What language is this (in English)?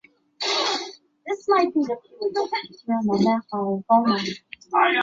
Chinese